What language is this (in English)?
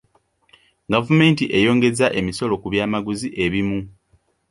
Ganda